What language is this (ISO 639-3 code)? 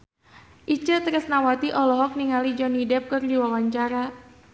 sun